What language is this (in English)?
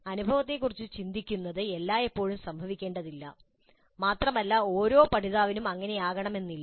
Malayalam